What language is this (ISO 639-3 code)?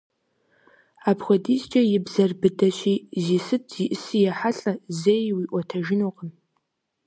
kbd